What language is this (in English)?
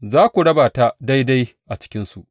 Hausa